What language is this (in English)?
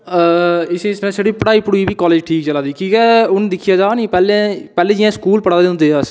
Dogri